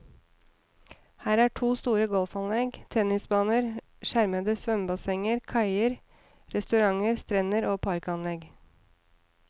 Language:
Norwegian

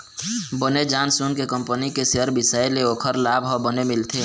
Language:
Chhattisgarhi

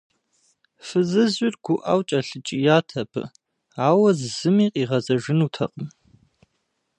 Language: Kabardian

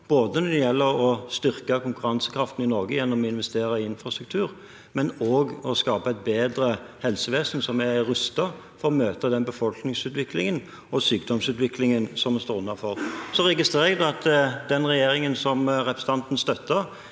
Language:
Norwegian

